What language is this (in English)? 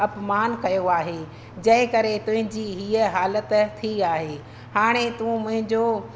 Sindhi